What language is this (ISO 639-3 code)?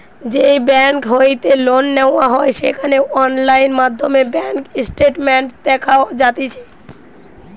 ben